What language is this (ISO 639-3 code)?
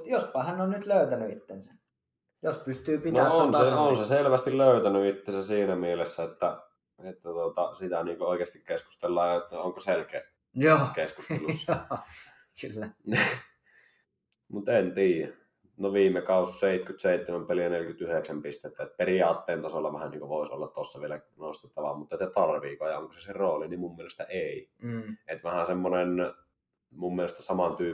fin